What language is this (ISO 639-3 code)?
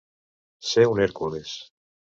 cat